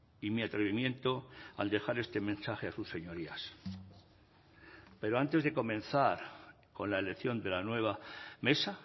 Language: Spanish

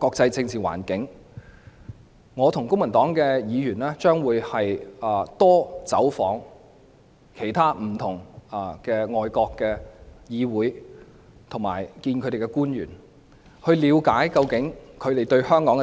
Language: Cantonese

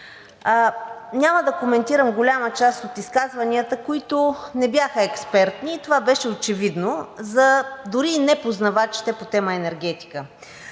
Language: Bulgarian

